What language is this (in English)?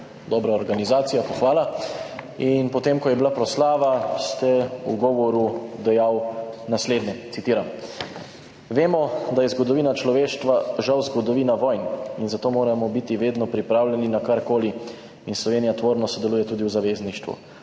Slovenian